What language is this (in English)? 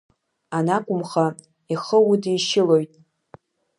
Abkhazian